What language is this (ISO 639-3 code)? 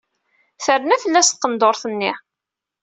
kab